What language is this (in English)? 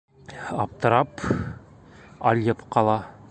Bashkir